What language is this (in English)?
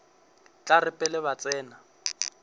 Northern Sotho